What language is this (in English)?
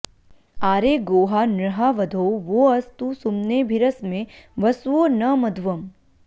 Sanskrit